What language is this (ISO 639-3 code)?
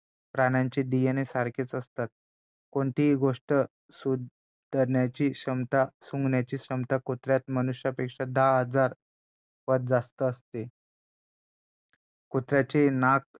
mar